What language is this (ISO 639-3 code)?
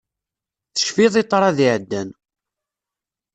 kab